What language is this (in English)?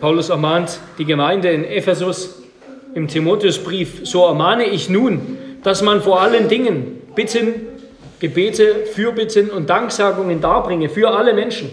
German